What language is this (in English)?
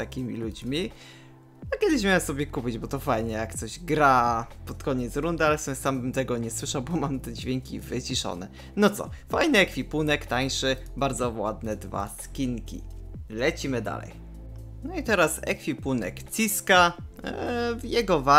Polish